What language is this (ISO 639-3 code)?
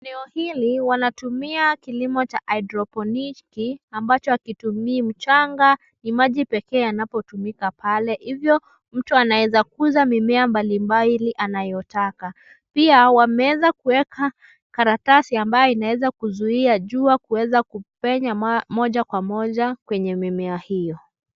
swa